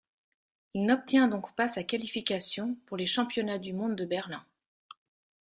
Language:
French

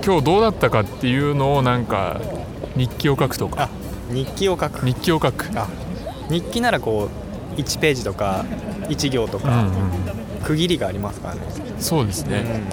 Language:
Japanese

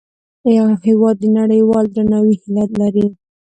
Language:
Pashto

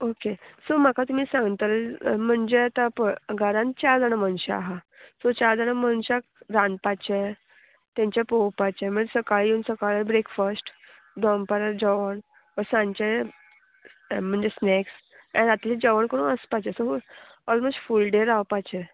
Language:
Konkani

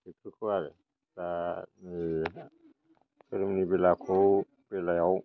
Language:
Bodo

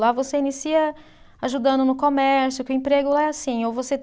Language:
Portuguese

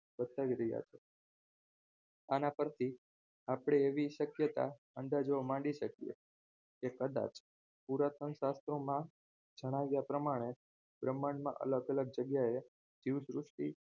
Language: Gujarati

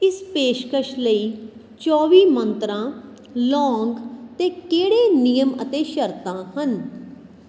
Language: Punjabi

